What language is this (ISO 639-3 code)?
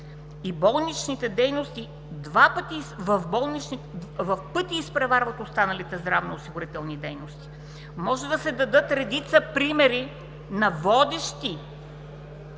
bul